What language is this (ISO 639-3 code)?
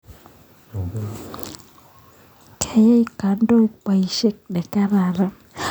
kln